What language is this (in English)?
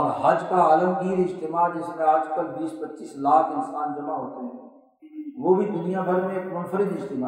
Urdu